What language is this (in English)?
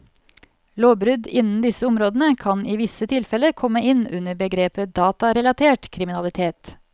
Norwegian